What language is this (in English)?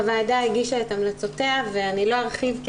Hebrew